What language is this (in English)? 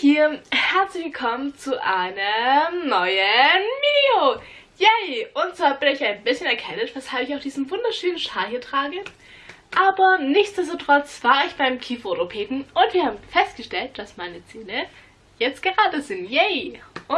German